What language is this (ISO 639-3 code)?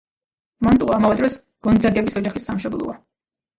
kat